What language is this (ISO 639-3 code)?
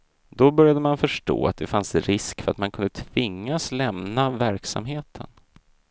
swe